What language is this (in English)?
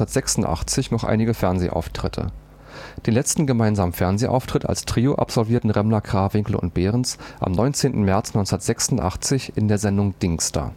German